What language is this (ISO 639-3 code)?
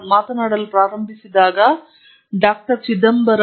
kan